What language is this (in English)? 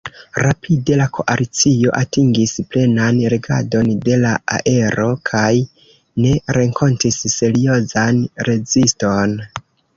Esperanto